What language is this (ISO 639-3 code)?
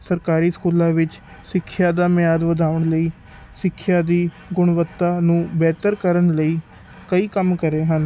pan